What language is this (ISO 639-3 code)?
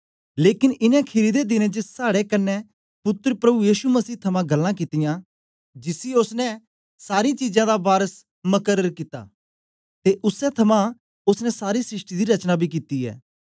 doi